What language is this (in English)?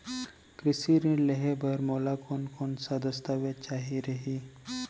Chhattisgarhi